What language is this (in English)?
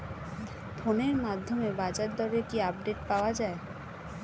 Bangla